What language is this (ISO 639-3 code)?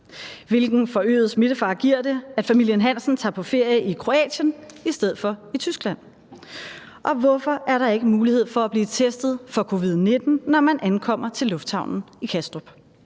dan